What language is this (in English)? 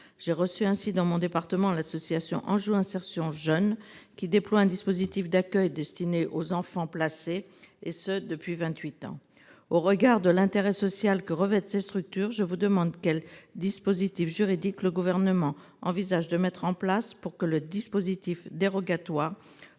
French